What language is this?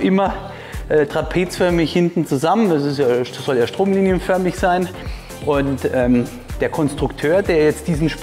German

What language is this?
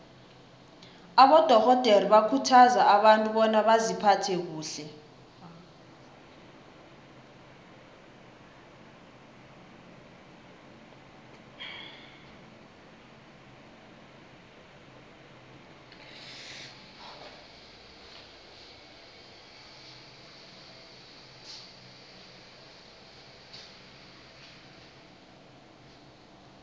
South Ndebele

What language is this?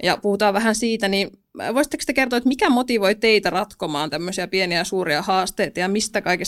Finnish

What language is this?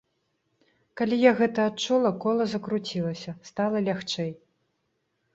Belarusian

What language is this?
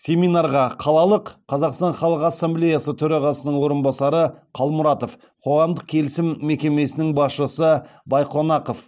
Kazakh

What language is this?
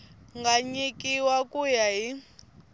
Tsonga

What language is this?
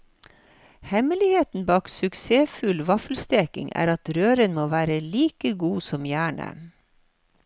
Norwegian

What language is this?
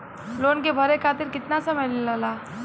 Bhojpuri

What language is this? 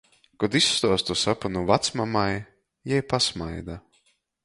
Latgalian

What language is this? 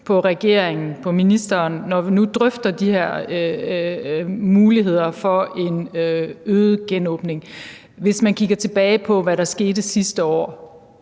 Danish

